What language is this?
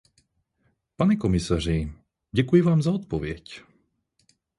Czech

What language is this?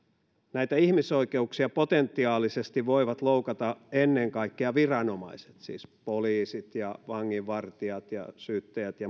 Finnish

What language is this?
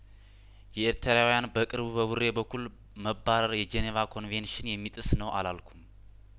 Amharic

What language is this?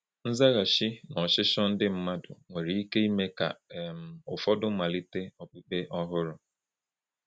Igbo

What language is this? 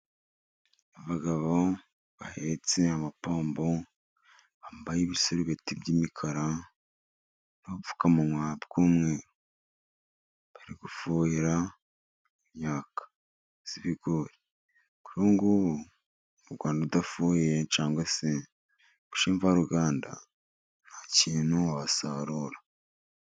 Kinyarwanda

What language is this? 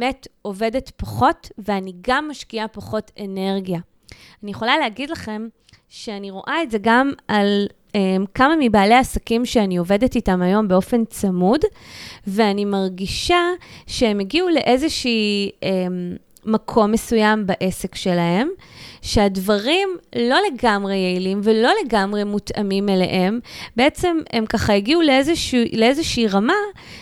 Hebrew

